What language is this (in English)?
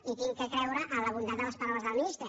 Catalan